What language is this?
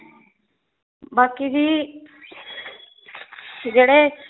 Punjabi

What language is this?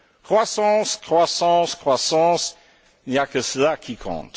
French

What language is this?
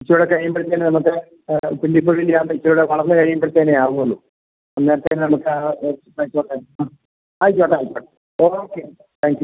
Malayalam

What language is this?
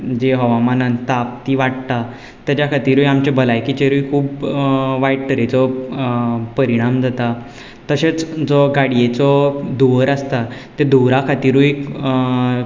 Konkani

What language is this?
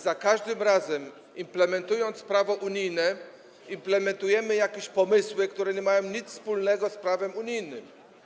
Polish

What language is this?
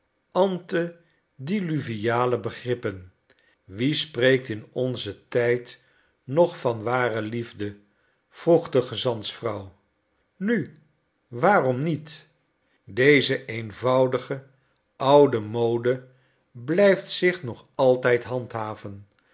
Dutch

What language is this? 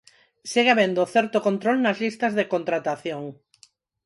Galician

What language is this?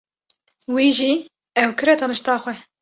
Kurdish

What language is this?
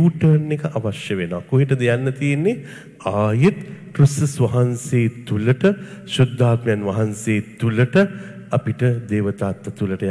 Arabic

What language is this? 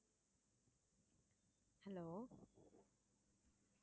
Tamil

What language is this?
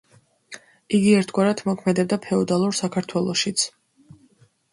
Georgian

